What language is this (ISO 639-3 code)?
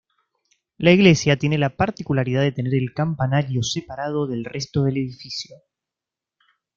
spa